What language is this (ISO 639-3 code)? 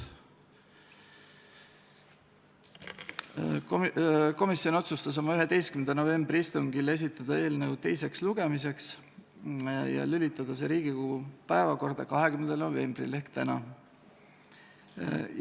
est